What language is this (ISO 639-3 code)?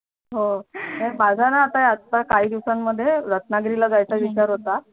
mar